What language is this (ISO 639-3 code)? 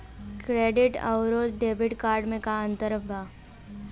bho